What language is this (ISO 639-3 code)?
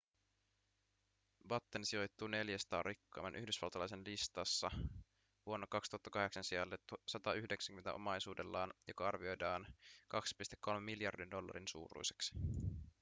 fin